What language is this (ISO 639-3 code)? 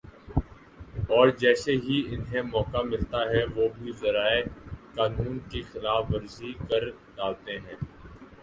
urd